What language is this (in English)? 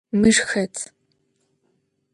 Adyghe